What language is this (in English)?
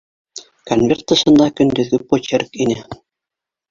Bashkir